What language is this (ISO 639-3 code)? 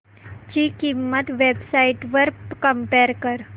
mar